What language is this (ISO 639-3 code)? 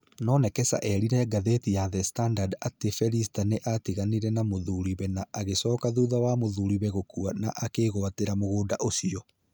kik